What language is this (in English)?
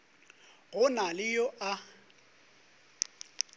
Northern Sotho